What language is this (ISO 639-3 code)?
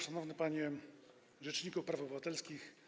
pol